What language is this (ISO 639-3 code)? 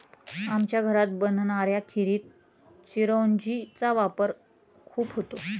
mar